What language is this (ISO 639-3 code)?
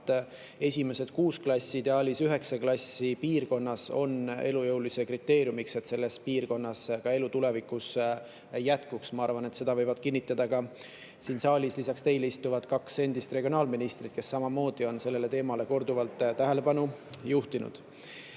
est